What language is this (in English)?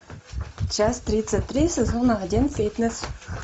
Russian